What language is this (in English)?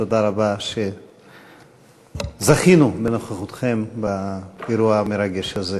Hebrew